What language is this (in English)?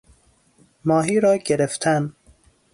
Persian